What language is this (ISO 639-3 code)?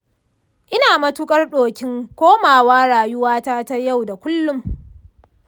hau